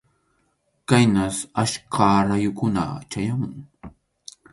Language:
Arequipa-La Unión Quechua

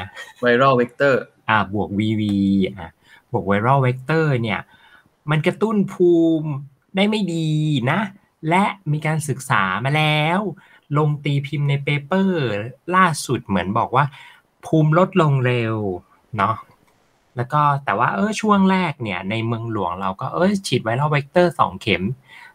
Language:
Thai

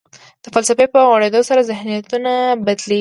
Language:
Pashto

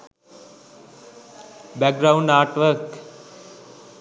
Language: Sinhala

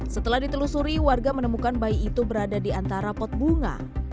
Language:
Indonesian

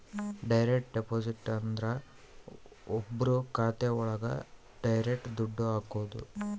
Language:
Kannada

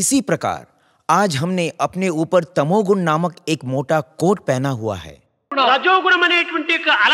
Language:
Hindi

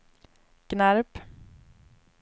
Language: Swedish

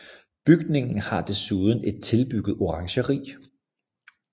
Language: Danish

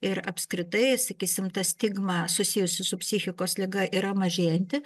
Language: Lithuanian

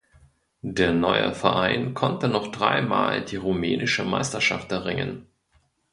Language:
German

